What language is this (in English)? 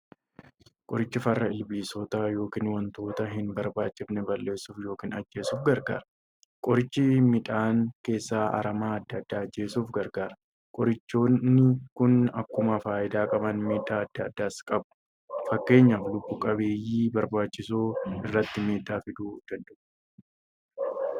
Oromo